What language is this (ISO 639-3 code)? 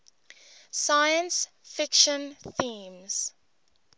eng